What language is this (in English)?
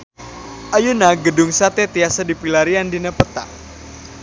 Sundanese